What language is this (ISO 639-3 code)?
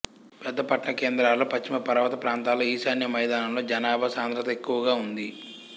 tel